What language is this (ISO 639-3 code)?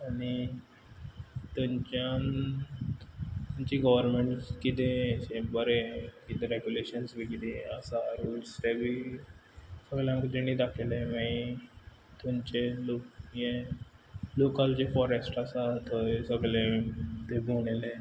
kok